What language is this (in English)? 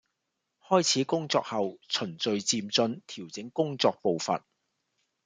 Cantonese